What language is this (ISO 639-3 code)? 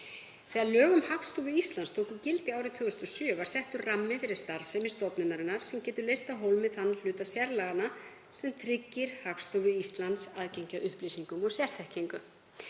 isl